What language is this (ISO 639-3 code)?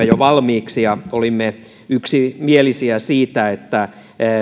fin